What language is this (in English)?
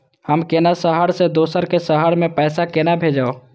Maithili